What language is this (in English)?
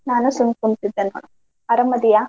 Kannada